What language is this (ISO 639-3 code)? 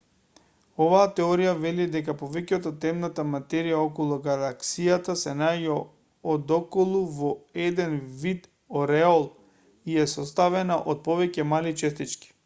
mkd